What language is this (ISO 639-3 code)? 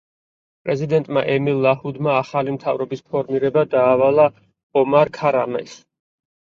kat